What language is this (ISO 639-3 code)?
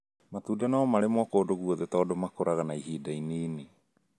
kik